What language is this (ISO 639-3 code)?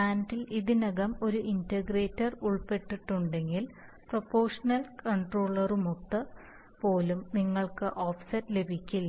mal